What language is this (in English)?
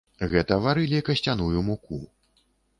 Belarusian